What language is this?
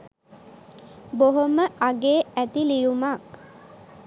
Sinhala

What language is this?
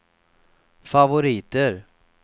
Swedish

